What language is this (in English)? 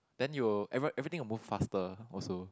English